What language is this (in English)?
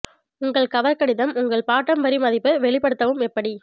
Tamil